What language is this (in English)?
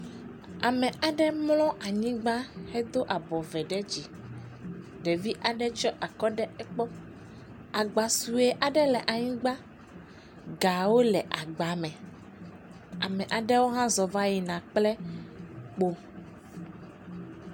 Ewe